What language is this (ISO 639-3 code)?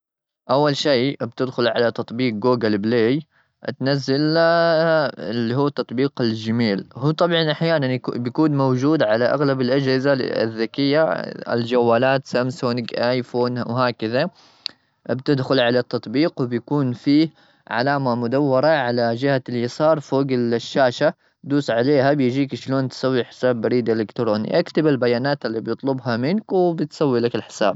afb